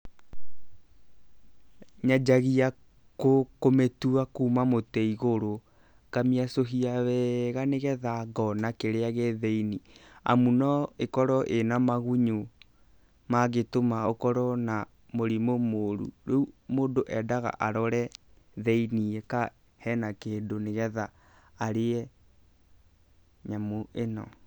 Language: Kikuyu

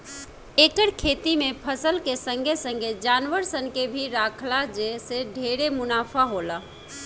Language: Bhojpuri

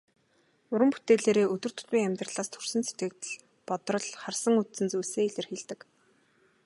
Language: Mongolian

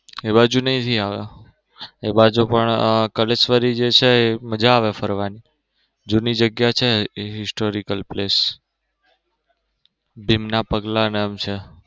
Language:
Gujarati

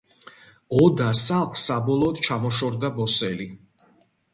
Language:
Georgian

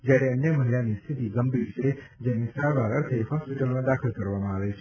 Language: Gujarati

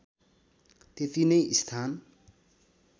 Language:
Nepali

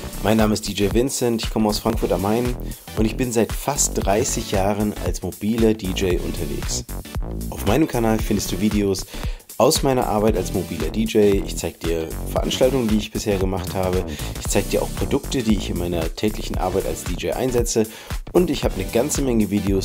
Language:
German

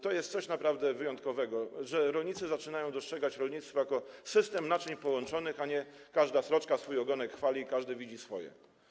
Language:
Polish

